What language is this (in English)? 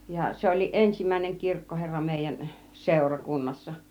Finnish